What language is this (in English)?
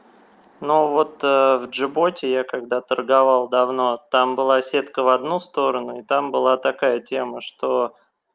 Russian